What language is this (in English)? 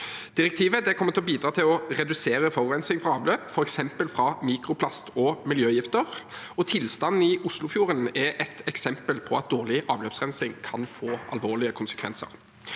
Norwegian